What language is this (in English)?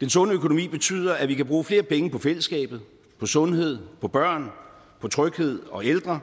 Danish